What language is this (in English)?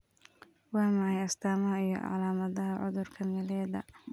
Somali